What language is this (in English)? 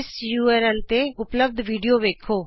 Punjabi